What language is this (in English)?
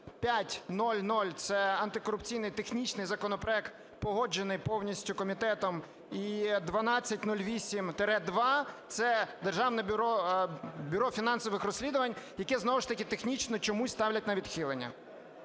Ukrainian